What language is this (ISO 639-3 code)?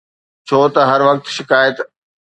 snd